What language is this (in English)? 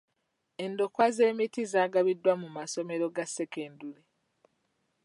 Ganda